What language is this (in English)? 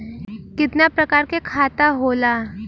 Bhojpuri